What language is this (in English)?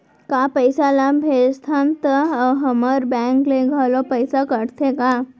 Chhattisgarhi